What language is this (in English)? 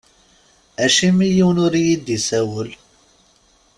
Kabyle